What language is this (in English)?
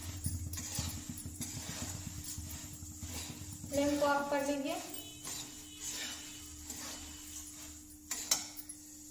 Hindi